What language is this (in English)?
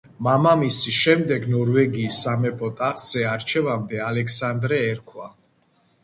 Georgian